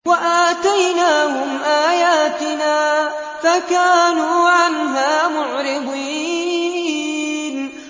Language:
Arabic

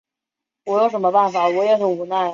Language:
Chinese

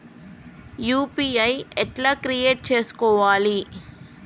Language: Telugu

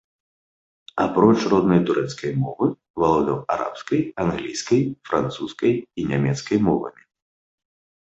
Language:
Belarusian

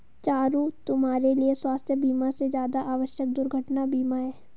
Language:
Hindi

